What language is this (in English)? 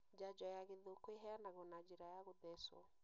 Kikuyu